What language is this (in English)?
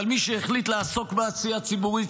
Hebrew